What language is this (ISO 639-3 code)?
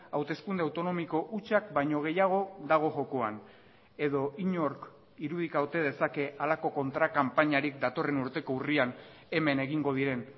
eus